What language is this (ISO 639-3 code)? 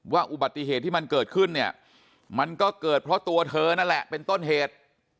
tha